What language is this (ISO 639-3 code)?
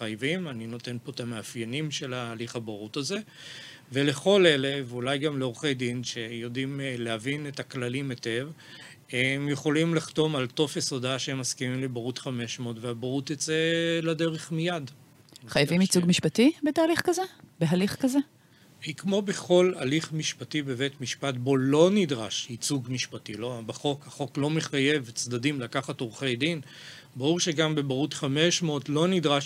heb